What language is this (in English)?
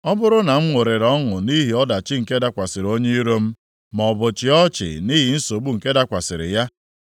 Igbo